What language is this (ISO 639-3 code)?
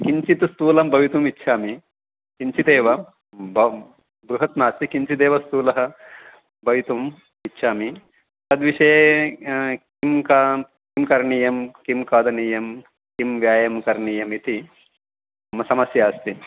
san